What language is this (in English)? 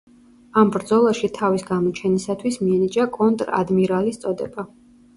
Georgian